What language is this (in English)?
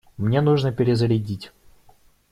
Russian